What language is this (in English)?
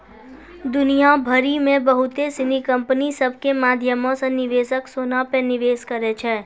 Maithili